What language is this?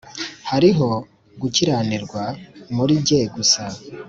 Kinyarwanda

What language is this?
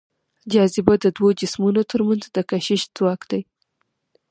Pashto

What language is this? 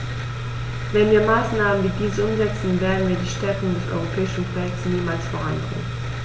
German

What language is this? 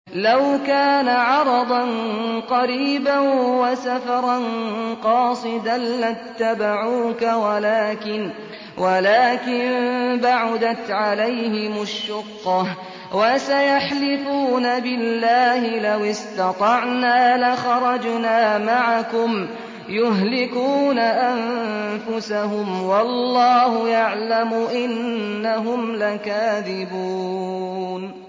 Arabic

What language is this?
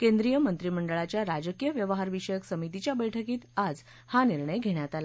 Marathi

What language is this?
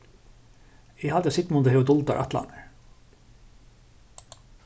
Faroese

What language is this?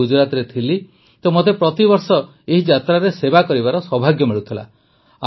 Odia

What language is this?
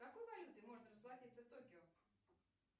Russian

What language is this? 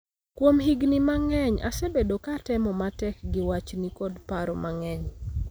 Luo (Kenya and Tanzania)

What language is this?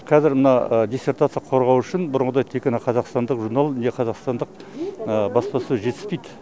Kazakh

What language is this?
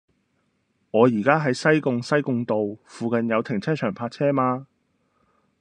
Cantonese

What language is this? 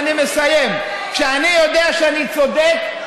Hebrew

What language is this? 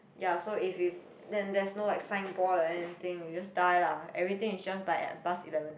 English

